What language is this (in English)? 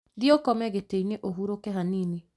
Kikuyu